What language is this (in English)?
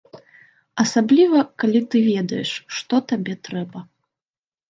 Belarusian